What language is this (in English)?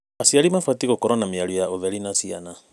Kikuyu